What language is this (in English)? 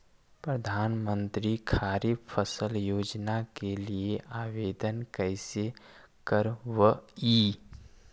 Magahi